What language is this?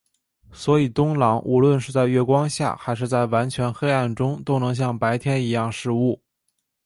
Chinese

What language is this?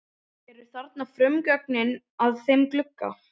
Icelandic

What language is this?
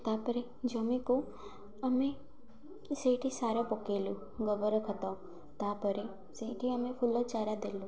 Odia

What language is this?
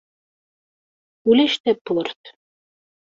Kabyle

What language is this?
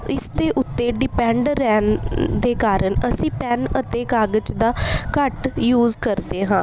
Punjabi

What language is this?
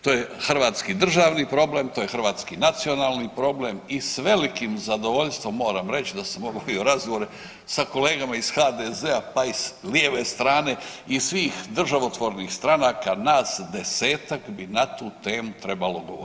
Croatian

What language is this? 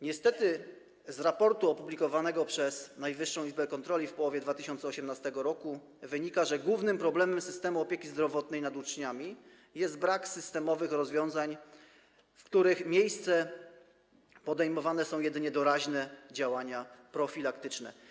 Polish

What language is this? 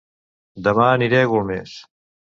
Catalan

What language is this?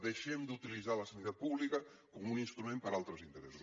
Catalan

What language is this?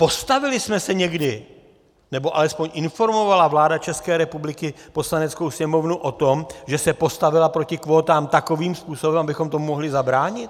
Czech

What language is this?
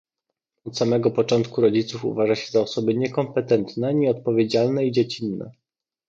Polish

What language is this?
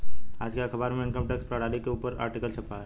Hindi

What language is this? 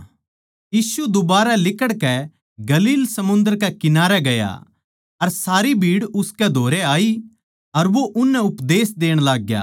Haryanvi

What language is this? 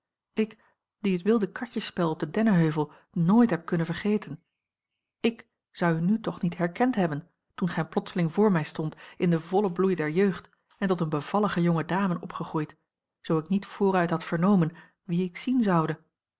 Dutch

